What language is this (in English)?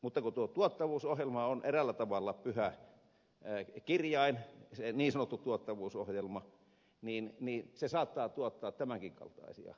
Finnish